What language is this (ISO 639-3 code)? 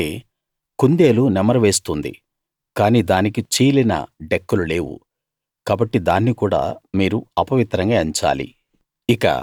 tel